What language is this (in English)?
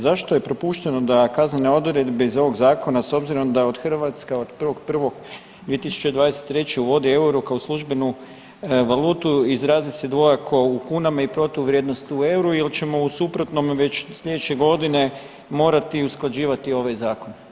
Croatian